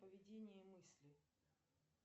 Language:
Russian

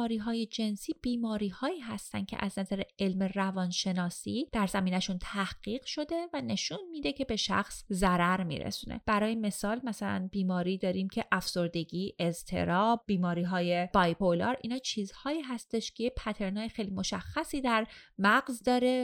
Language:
Persian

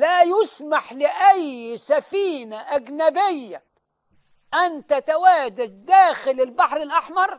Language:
Arabic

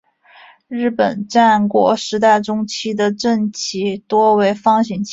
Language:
Chinese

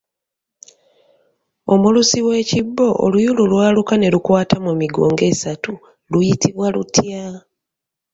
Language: Ganda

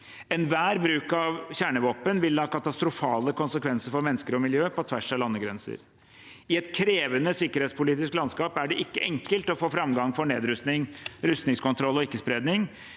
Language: Norwegian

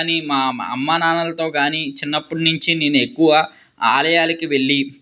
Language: Telugu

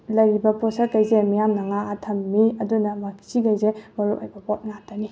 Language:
Manipuri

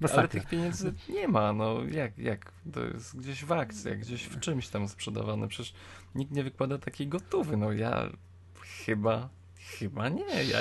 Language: Polish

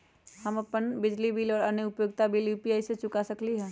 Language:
Magahi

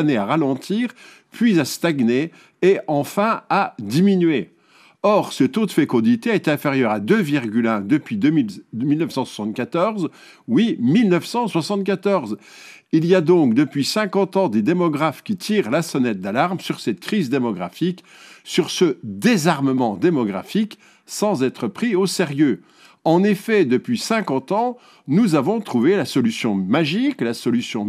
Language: French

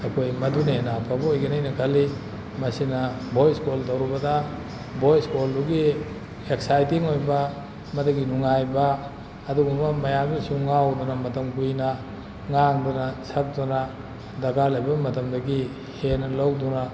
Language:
Manipuri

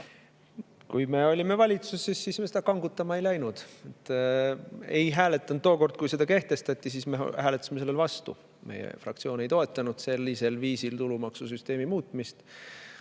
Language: Estonian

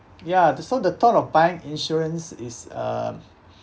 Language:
English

